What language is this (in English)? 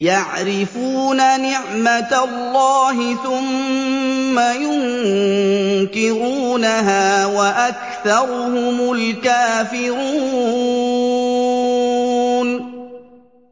Arabic